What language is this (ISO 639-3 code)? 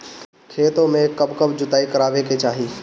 bho